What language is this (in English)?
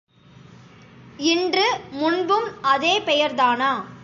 Tamil